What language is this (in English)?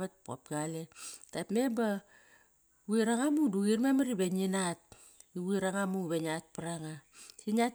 Kairak